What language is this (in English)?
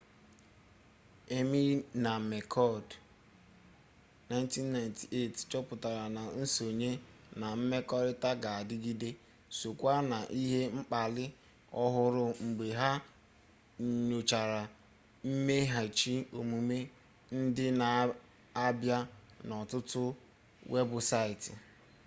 Igbo